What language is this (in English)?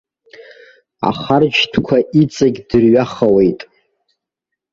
Abkhazian